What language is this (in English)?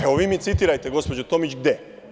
Serbian